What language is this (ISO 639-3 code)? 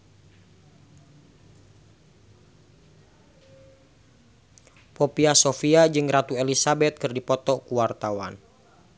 sun